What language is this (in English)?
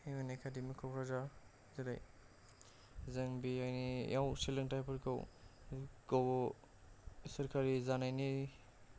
Bodo